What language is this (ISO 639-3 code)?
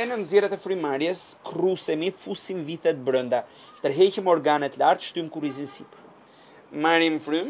ron